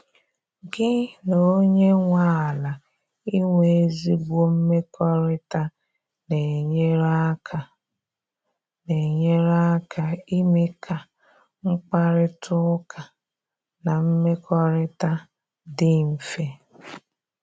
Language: Igbo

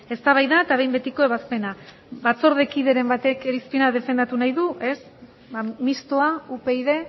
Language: Basque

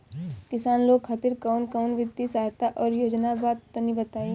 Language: Bhojpuri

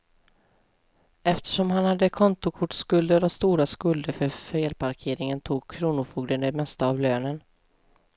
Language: Swedish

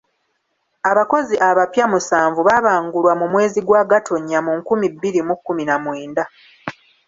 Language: Ganda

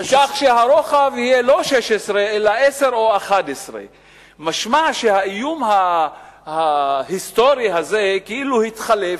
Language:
Hebrew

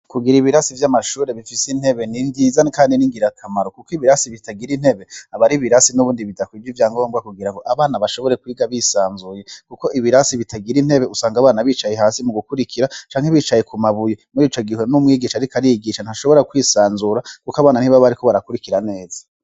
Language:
Rundi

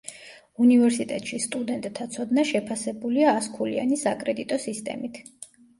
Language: Georgian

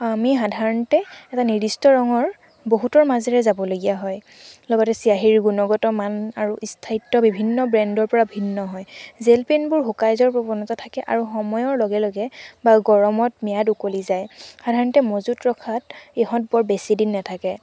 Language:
Assamese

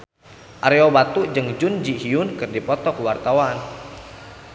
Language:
Sundanese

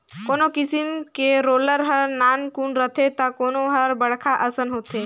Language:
Chhattisgarhi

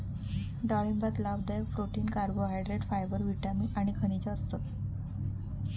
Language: Marathi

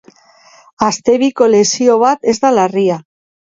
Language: Basque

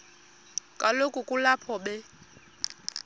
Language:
Xhosa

